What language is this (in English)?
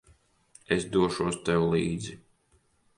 Latvian